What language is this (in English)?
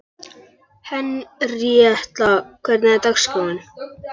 Icelandic